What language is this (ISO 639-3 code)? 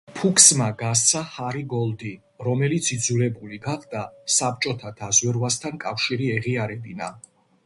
kat